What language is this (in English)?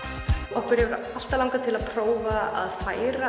Icelandic